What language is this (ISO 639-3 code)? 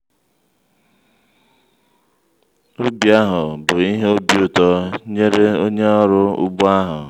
ibo